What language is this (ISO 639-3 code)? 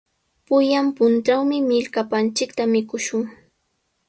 qws